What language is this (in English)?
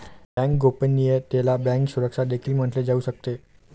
Marathi